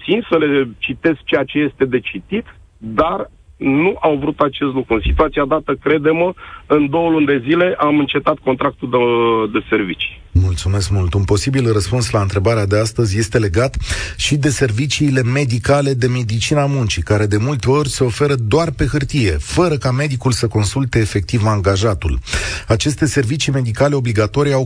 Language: Romanian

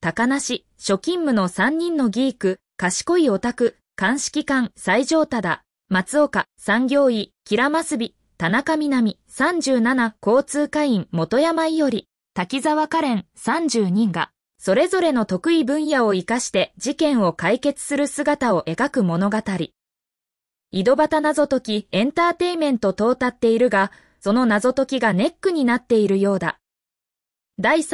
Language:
Japanese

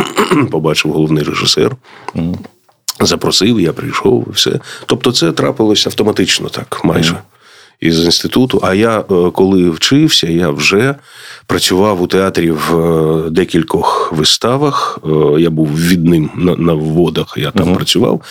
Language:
Ukrainian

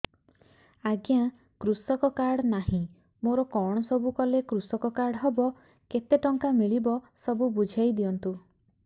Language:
Odia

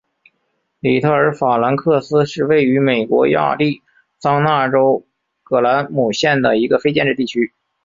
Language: Chinese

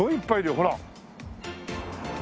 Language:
Japanese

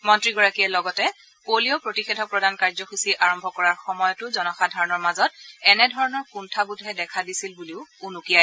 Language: Assamese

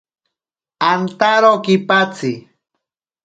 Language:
Ashéninka Perené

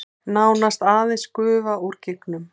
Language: Icelandic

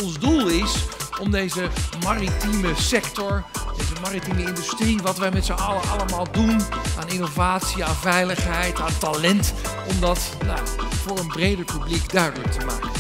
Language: Dutch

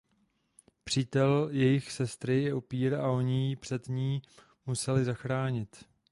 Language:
Czech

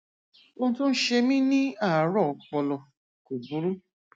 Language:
Yoruba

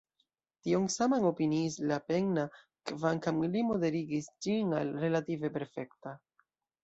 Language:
Esperanto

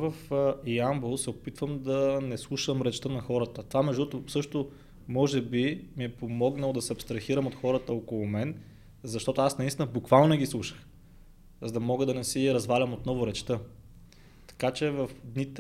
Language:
Bulgarian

